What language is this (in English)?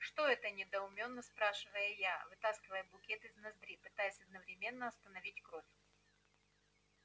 Russian